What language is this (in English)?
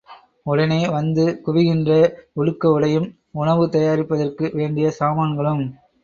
Tamil